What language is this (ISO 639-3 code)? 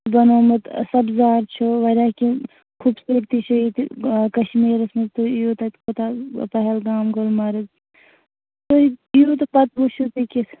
kas